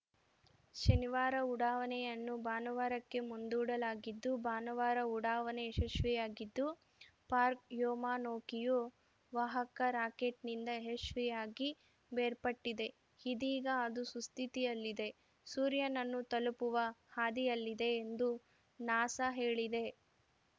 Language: Kannada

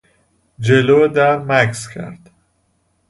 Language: Persian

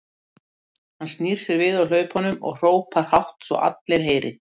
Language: Icelandic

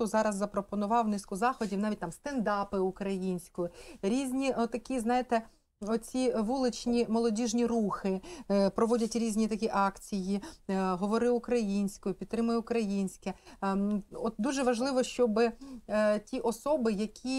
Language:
Ukrainian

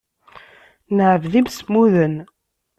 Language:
Kabyle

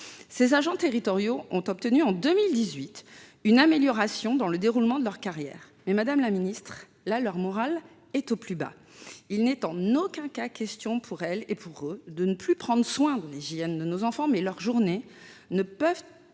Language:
French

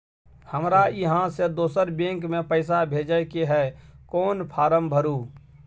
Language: Maithili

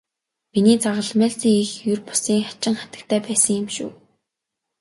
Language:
Mongolian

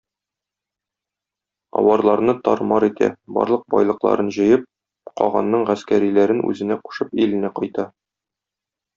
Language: Tatar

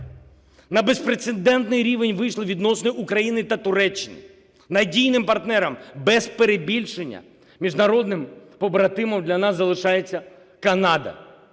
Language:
Ukrainian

